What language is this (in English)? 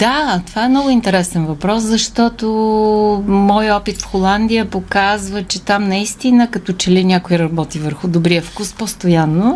Bulgarian